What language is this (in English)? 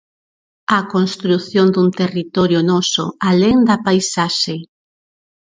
Galician